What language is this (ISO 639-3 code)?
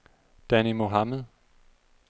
dan